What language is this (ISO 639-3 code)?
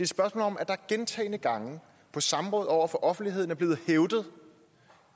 dan